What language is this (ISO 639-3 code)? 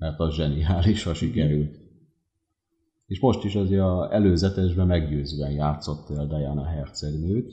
hun